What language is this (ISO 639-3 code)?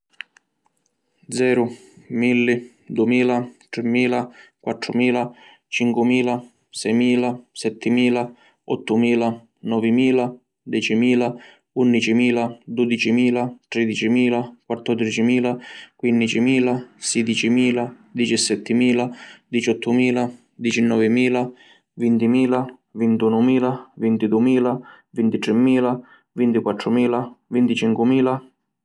scn